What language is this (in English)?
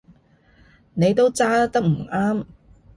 Cantonese